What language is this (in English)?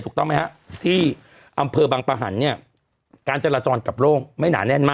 Thai